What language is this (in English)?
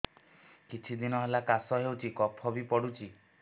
Odia